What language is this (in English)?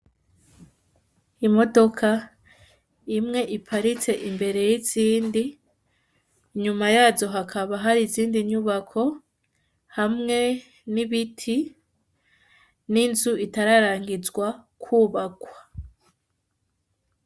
Rundi